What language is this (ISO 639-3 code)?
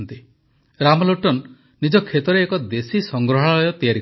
ori